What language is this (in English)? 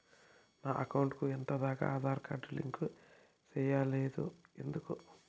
Telugu